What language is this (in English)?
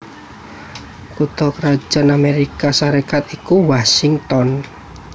Javanese